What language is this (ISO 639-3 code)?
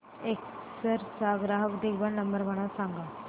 mar